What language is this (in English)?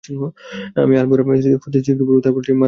Bangla